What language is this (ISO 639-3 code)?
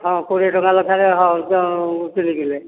ori